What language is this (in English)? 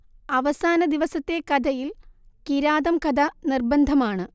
Malayalam